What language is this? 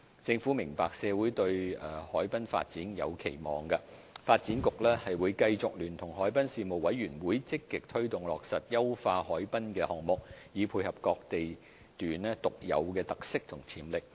Cantonese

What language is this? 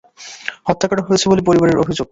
Bangla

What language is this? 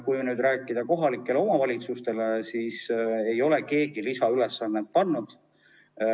Estonian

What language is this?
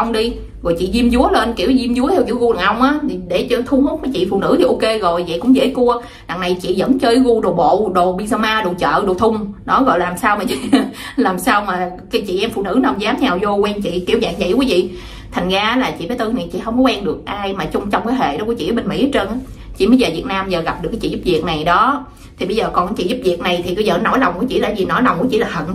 Vietnamese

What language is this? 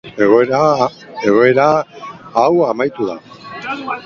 Basque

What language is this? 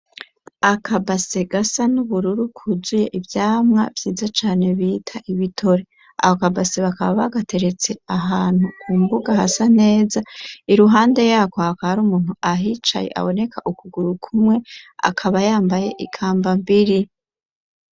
Rundi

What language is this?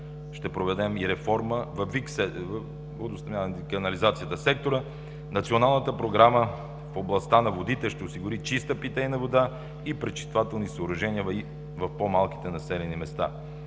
Bulgarian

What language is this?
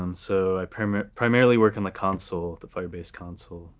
English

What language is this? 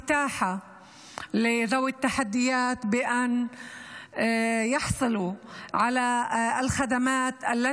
Hebrew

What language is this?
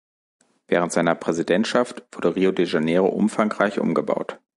German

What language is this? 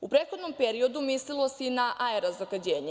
Serbian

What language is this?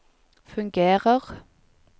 Norwegian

